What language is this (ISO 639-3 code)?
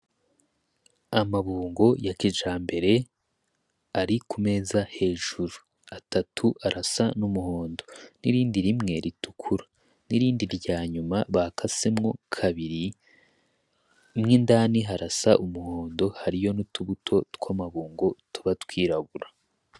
run